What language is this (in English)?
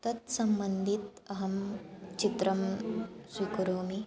Sanskrit